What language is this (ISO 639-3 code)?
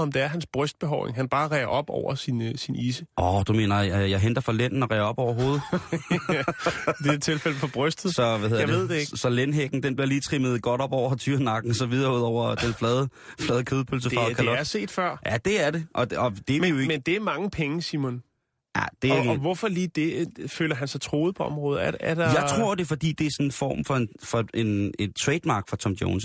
dan